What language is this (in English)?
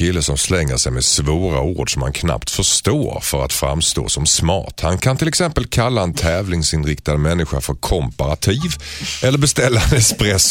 Swedish